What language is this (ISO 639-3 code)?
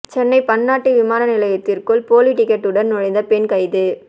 tam